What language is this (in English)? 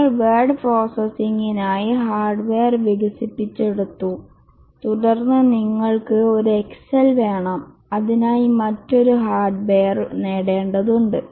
Malayalam